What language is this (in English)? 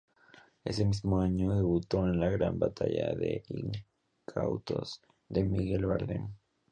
Spanish